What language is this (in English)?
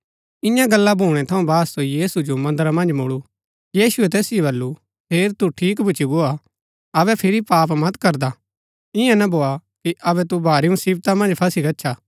Gaddi